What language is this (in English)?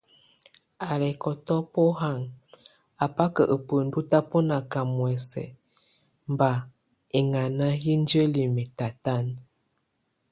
Tunen